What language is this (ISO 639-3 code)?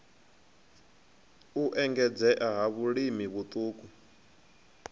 ven